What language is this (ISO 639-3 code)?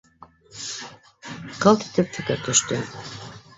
bak